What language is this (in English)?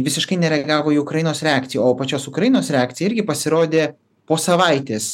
Lithuanian